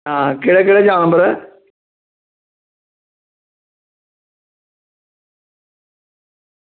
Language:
Dogri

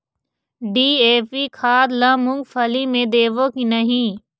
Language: Chhattisgarhi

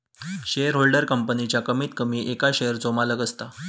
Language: Marathi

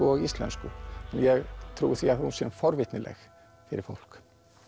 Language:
Icelandic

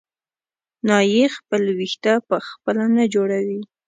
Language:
Pashto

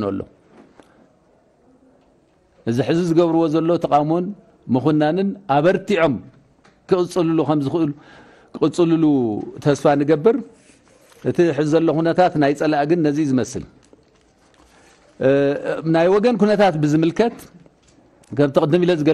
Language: Arabic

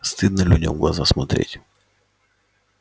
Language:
Russian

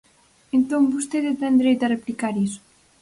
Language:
Galician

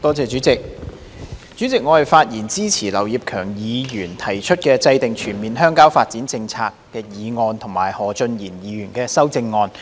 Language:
Cantonese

